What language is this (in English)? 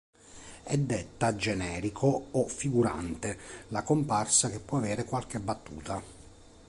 Italian